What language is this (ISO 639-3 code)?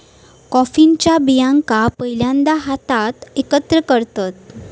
mar